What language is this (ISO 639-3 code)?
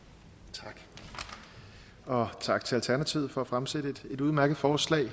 dan